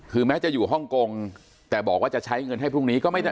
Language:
Thai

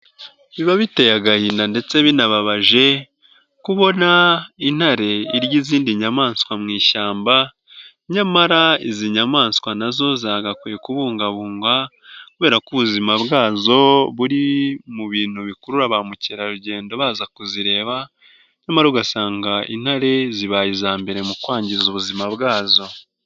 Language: Kinyarwanda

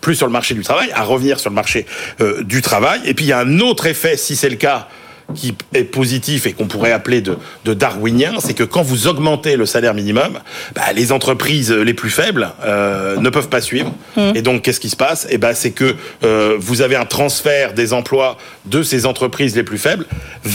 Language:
French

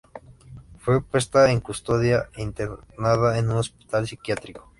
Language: Spanish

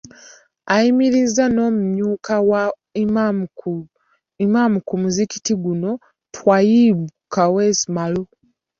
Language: Ganda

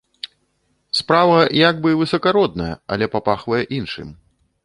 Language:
Belarusian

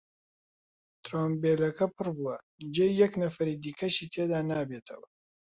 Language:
Central Kurdish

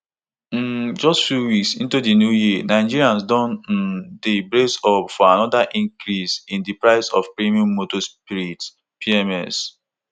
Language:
Nigerian Pidgin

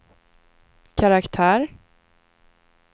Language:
Swedish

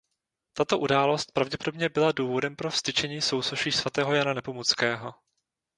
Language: Czech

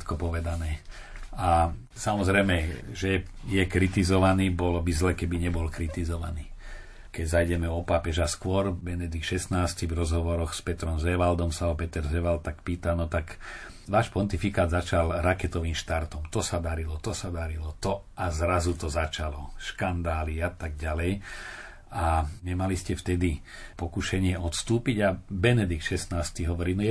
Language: Slovak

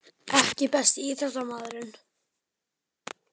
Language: Icelandic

